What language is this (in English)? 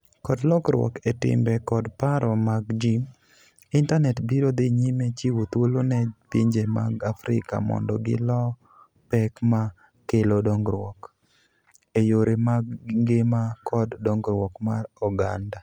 Luo (Kenya and Tanzania)